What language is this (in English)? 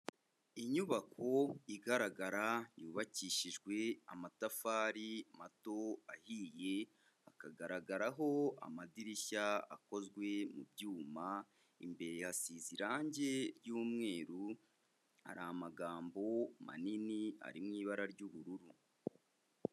Kinyarwanda